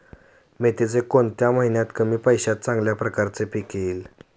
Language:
Marathi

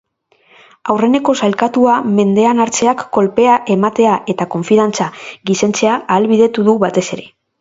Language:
Basque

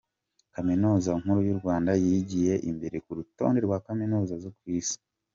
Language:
Kinyarwanda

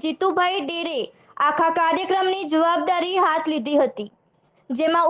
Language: Hindi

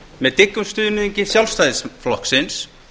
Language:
Icelandic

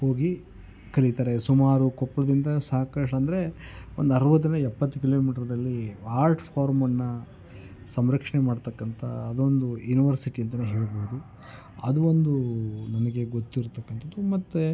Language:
Kannada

